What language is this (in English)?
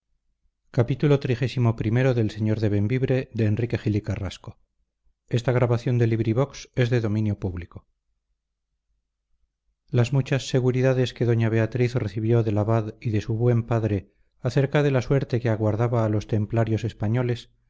Spanish